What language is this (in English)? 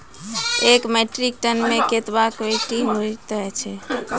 Maithili